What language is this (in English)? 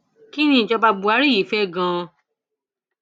Yoruba